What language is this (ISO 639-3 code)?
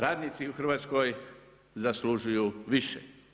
hrv